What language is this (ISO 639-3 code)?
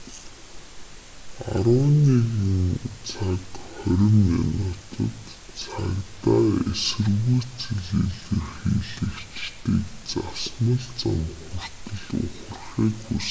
mon